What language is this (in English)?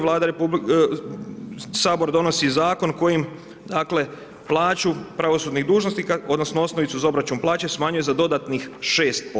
Croatian